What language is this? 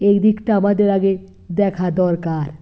Bangla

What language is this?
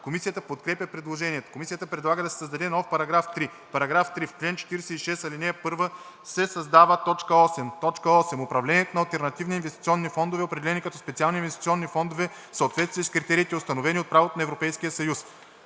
Bulgarian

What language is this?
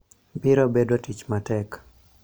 Luo (Kenya and Tanzania)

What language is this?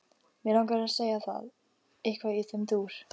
Icelandic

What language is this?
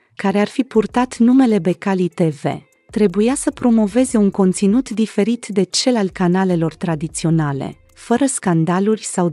Romanian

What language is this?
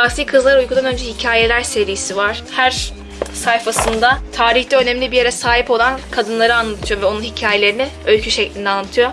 Turkish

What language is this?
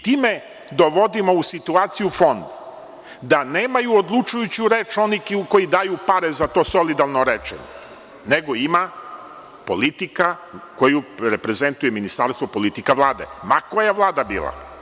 Serbian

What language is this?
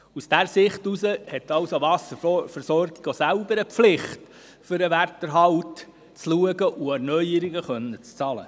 Swiss German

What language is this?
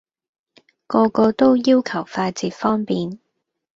Cantonese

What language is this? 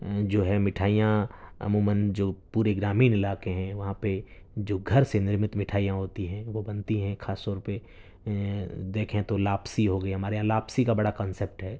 Urdu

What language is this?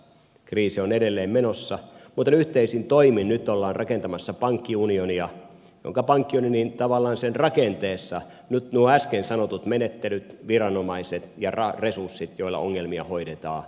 Finnish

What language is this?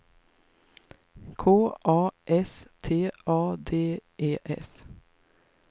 Swedish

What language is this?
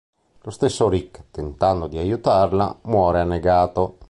Italian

